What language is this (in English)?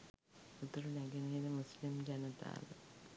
Sinhala